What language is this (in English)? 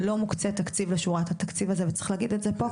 Hebrew